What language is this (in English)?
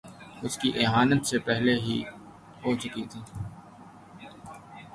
Urdu